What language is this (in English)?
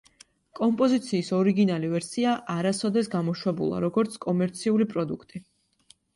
Georgian